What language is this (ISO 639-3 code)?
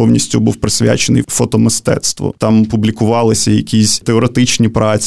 ukr